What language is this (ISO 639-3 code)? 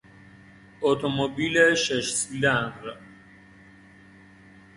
fas